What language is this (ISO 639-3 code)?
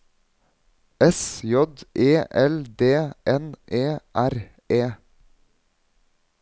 nor